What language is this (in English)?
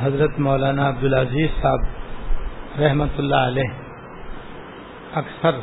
Urdu